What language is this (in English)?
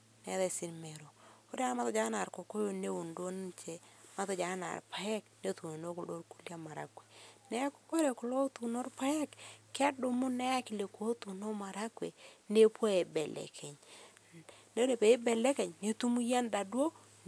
Masai